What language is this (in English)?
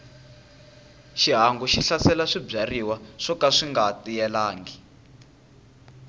Tsonga